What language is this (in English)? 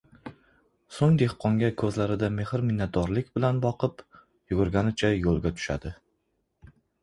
Uzbek